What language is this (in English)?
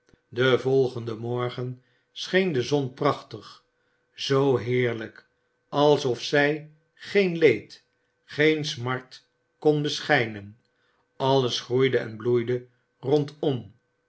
Dutch